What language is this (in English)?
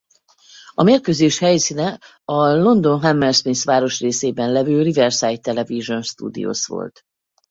Hungarian